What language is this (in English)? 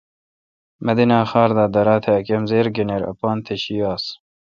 Kalkoti